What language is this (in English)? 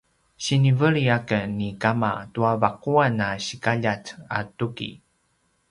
Paiwan